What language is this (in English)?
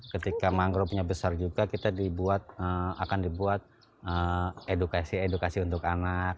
Indonesian